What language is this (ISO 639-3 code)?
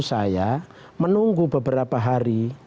ind